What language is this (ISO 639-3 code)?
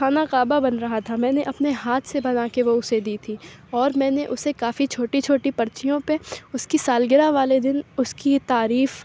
urd